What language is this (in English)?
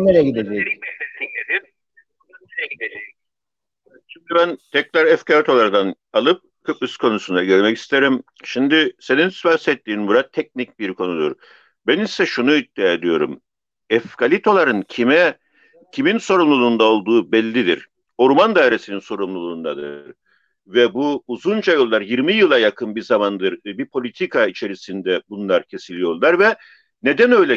Turkish